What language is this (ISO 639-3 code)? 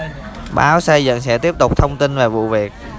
vie